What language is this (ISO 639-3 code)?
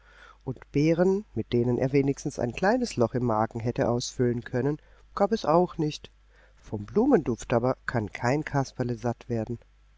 deu